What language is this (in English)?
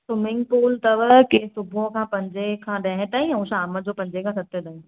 Sindhi